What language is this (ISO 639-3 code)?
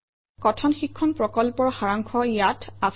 asm